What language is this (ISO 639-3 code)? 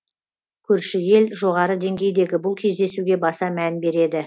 kaz